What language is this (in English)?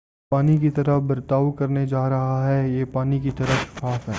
Urdu